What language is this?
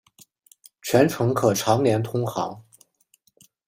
Chinese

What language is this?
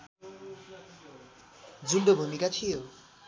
Nepali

